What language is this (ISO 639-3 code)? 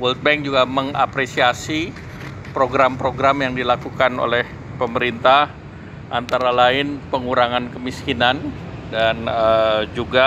ind